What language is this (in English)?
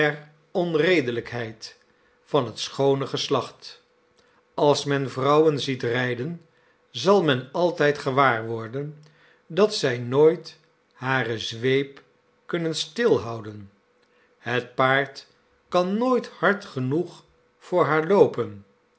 Dutch